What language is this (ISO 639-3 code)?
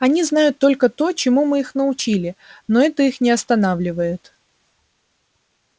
rus